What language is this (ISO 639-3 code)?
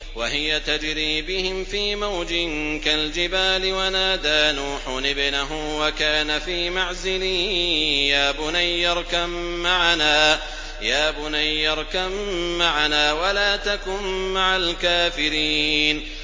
ara